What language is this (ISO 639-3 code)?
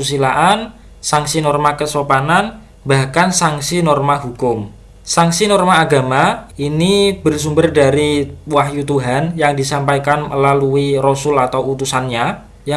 ind